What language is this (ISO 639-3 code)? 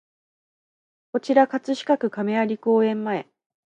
jpn